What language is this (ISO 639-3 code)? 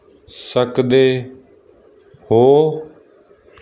pan